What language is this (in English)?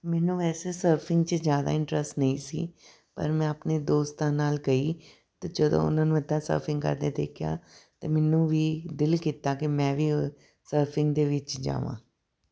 Punjabi